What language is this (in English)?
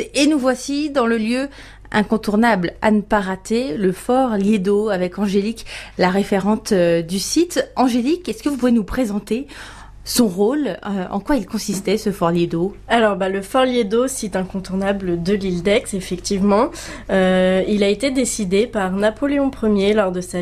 French